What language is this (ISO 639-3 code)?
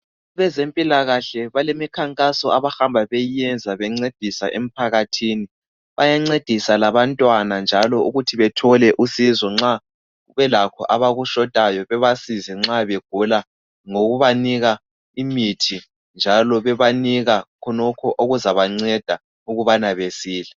nde